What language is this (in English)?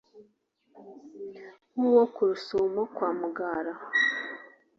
Kinyarwanda